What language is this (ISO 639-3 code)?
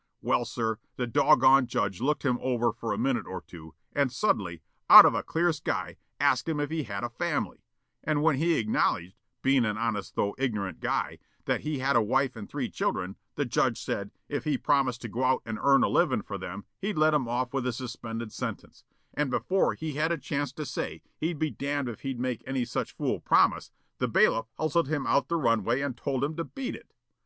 eng